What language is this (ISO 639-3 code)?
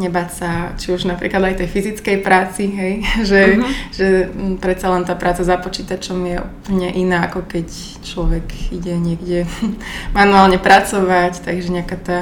slk